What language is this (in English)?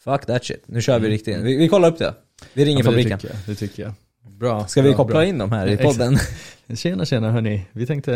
Swedish